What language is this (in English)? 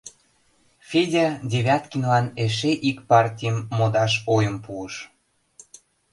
Mari